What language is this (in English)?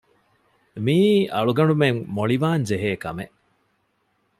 Divehi